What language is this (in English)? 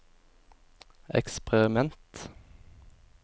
Norwegian